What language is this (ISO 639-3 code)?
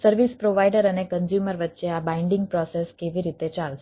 guj